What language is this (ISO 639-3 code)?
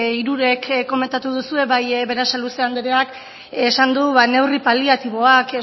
eus